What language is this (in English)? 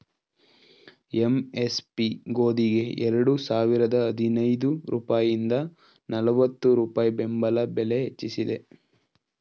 Kannada